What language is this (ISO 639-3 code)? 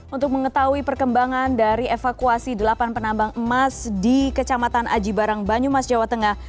ind